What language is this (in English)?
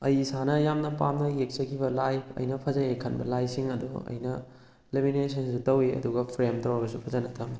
Manipuri